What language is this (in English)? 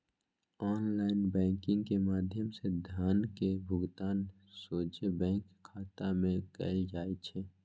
Magahi